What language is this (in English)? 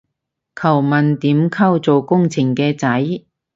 Cantonese